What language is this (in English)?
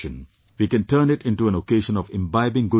English